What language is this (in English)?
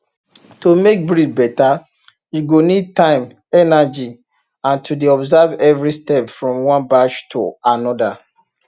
Nigerian Pidgin